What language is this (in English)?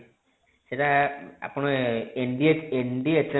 Odia